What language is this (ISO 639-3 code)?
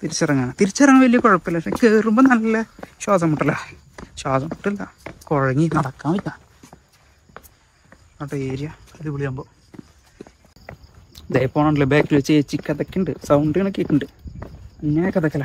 mal